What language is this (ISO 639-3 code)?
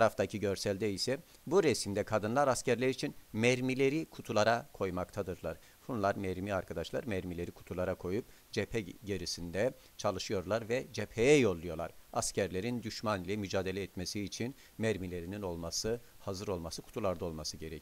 tur